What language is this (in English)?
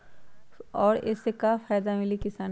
Magahi